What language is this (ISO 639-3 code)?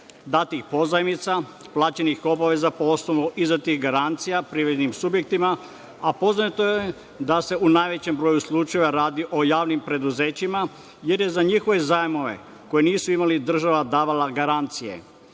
srp